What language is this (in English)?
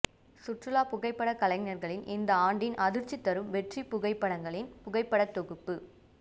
Tamil